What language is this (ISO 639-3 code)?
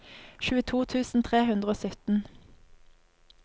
nor